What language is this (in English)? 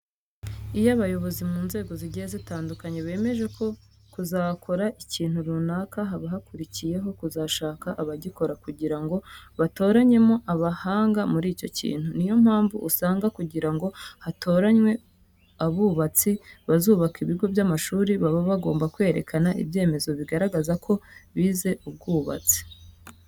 Kinyarwanda